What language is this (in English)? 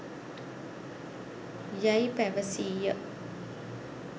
Sinhala